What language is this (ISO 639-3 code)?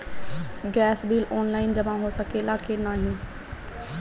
bho